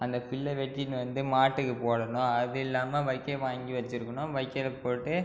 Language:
Tamil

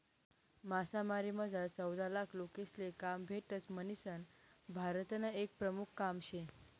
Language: Marathi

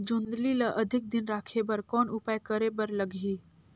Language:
Chhattisgarhi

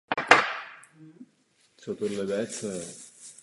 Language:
Czech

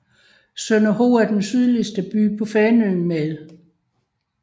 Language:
Danish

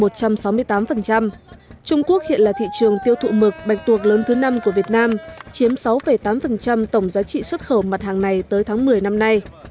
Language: Vietnamese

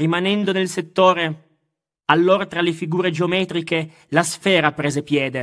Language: Italian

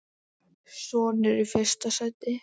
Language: Icelandic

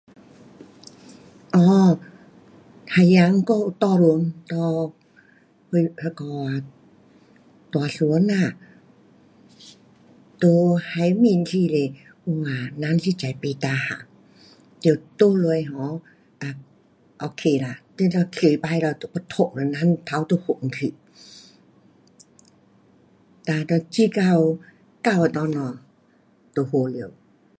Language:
Pu-Xian Chinese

